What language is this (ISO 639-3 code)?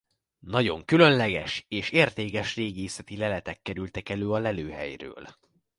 hun